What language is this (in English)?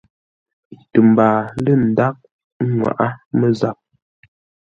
Ngombale